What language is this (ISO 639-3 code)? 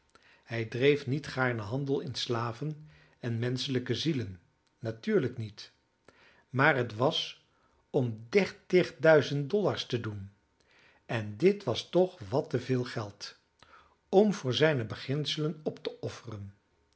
nld